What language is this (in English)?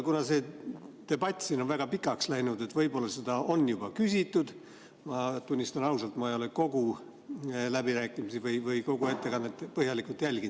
Estonian